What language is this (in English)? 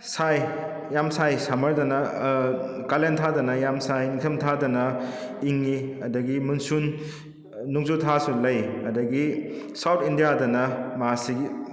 Manipuri